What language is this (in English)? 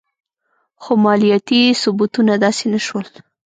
Pashto